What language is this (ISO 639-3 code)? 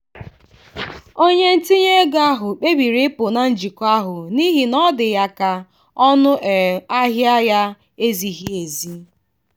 ibo